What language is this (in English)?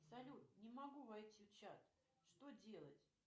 Russian